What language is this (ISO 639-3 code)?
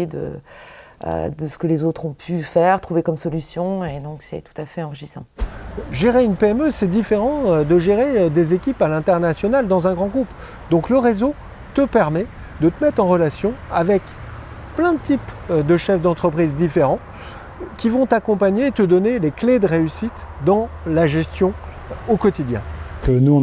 fra